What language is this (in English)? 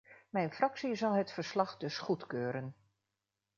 Dutch